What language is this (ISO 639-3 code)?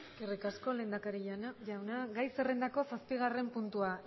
eus